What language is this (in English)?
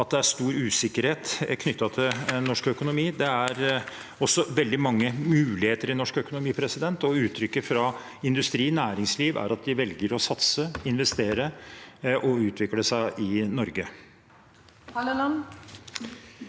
Norwegian